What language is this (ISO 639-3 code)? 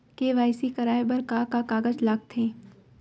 hne